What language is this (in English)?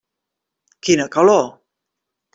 Catalan